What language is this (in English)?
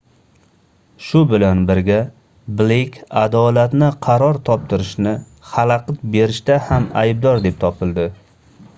Uzbek